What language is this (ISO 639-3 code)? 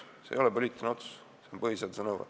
est